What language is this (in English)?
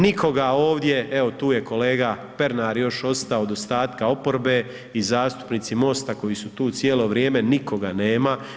Croatian